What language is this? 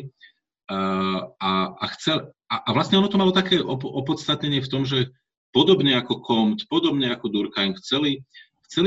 Slovak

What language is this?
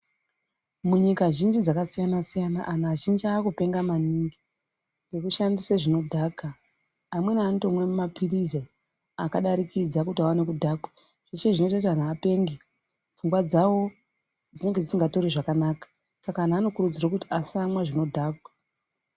Ndau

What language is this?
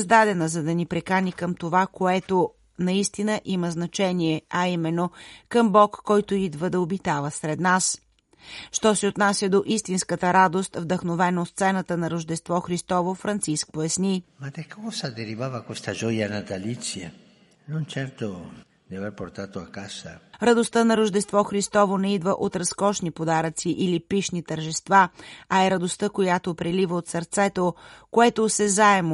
Bulgarian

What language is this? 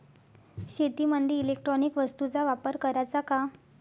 Marathi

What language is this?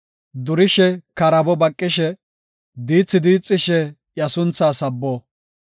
Gofa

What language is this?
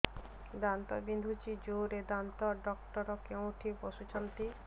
Odia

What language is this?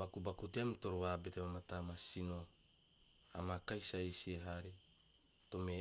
Teop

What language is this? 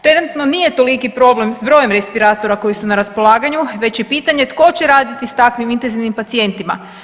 Croatian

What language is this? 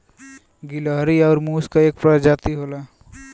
Bhojpuri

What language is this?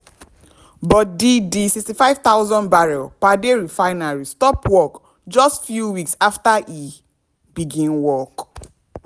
Nigerian Pidgin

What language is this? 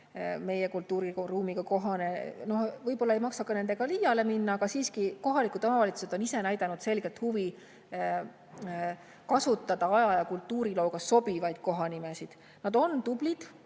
Estonian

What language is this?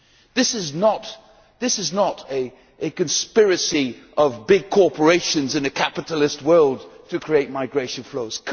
English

